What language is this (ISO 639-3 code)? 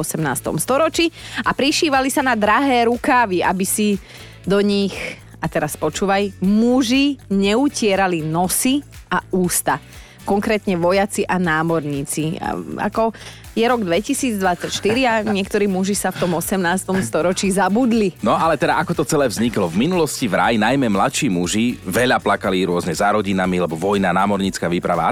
slk